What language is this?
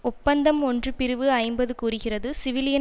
Tamil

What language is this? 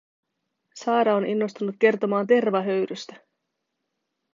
Finnish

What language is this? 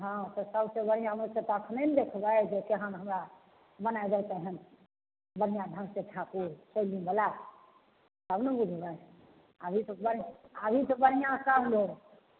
Maithili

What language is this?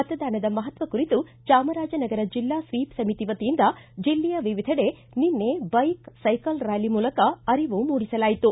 Kannada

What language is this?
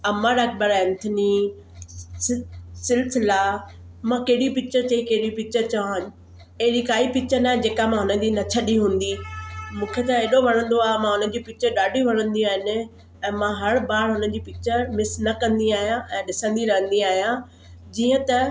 Sindhi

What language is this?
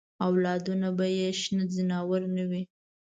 Pashto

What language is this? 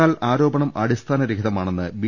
Malayalam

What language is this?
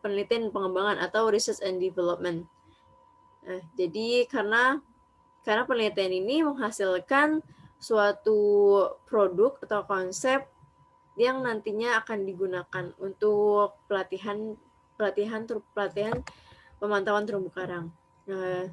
Indonesian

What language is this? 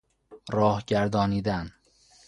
Persian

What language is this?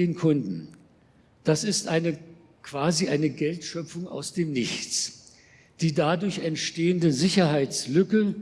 German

